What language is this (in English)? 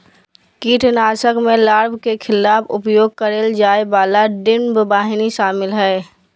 Magahi